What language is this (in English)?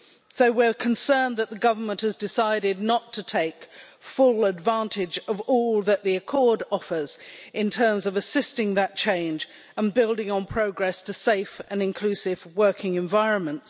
English